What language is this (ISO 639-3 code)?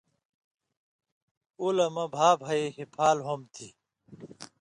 mvy